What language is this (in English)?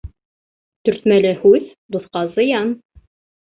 Bashkir